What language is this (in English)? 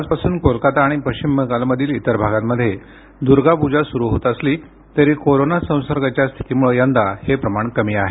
Marathi